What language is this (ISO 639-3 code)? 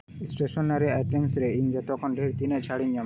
sat